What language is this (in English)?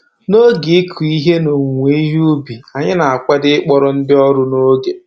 Igbo